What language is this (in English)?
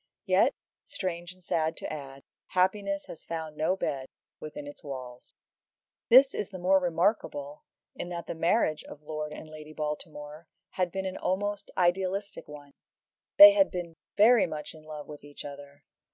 English